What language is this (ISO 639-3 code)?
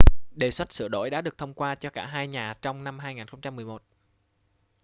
vie